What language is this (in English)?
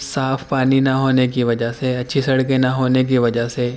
Urdu